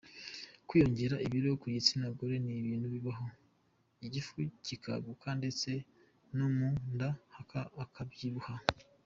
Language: Kinyarwanda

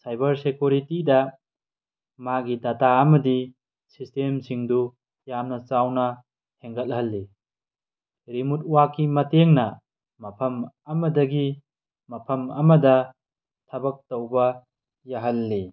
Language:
Manipuri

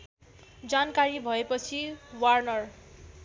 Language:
Nepali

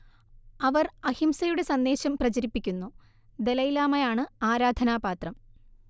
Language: Malayalam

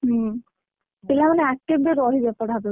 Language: Odia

